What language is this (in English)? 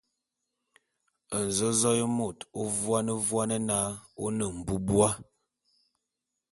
Bulu